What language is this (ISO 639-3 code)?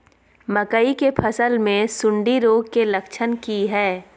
mai